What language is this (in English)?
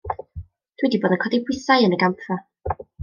Welsh